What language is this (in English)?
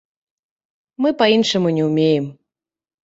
Belarusian